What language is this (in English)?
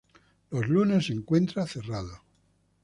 Spanish